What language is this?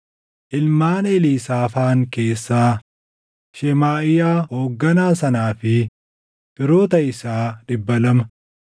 Oromo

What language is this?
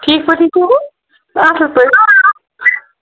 Kashmiri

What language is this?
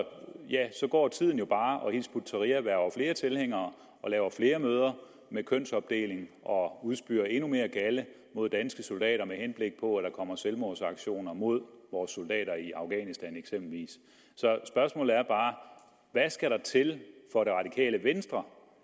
Danish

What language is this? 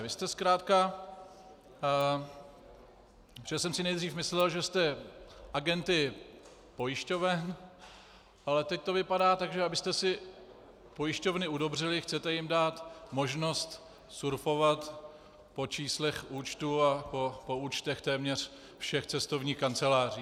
Czech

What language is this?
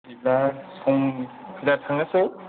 Bodo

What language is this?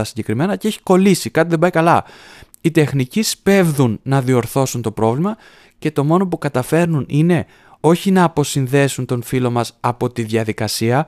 Greek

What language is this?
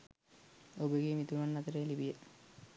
Sinhala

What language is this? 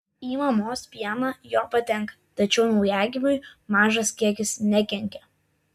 Lithuanian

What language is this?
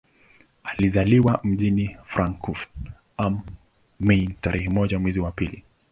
Swahili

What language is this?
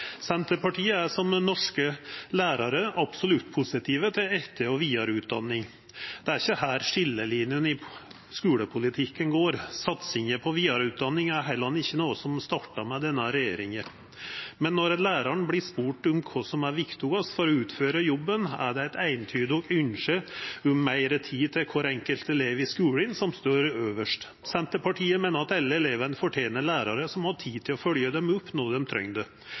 Norwegian Nynorsk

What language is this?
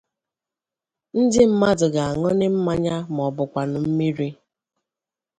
Igbo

